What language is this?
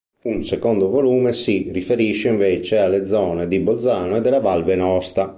Italian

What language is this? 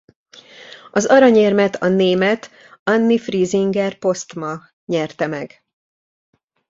Hungarian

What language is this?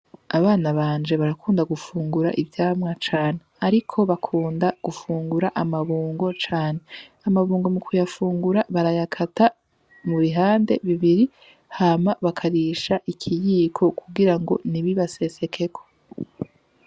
Rundi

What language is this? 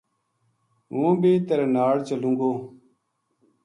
Gujari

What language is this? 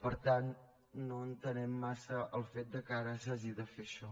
Catalan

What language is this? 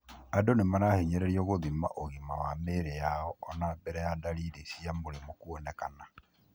Kikuyu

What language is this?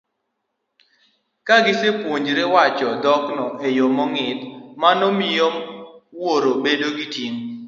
Luo (Kenya and Tanzania)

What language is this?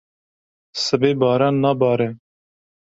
Kurdish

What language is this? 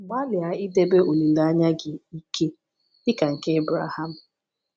Igbo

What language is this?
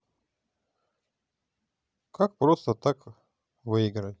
Russian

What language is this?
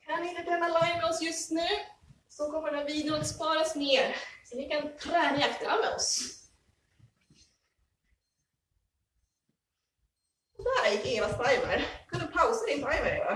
Swedish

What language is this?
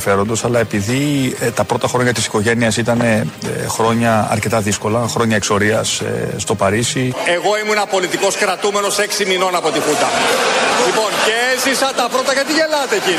Greek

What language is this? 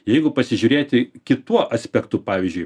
Lithuanian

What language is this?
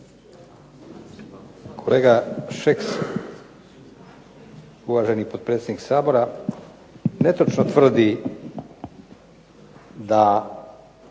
Croatian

